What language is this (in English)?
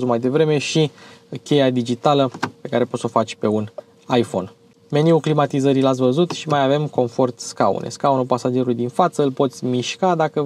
Romanian